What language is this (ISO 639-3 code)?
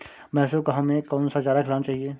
hin